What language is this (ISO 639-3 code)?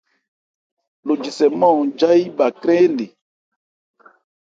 ebr